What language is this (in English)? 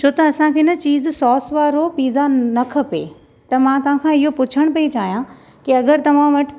Sindhi